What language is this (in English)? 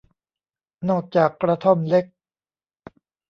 Thai